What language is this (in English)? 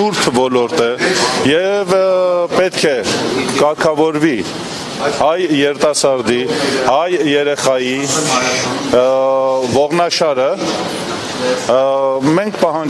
Romanian